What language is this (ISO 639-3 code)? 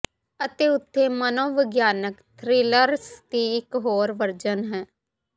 pan